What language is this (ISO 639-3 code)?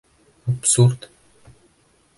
bak